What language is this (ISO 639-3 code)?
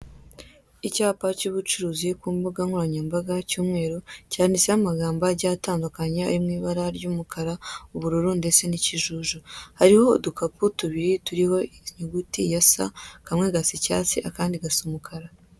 kin